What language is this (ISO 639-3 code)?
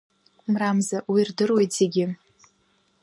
abk